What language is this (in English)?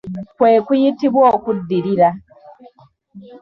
Ganda